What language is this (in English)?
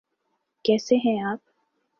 Urdu